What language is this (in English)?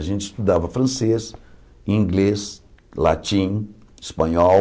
Portuguese